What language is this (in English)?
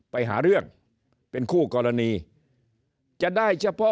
Thai